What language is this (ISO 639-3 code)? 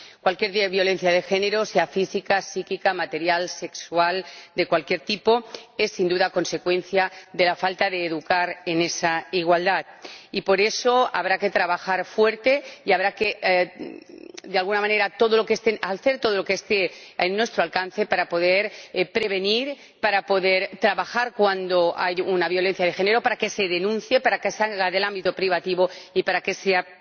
spa